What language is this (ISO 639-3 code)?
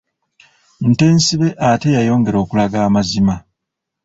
lug